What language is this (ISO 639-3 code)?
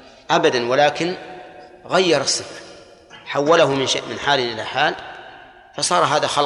ara